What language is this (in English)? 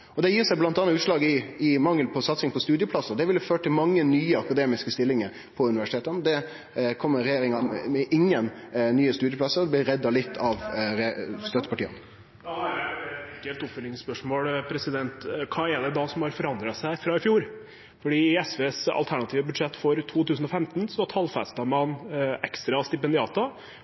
Norwegian